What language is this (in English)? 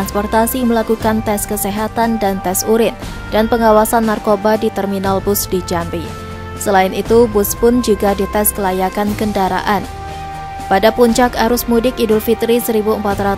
Indonesian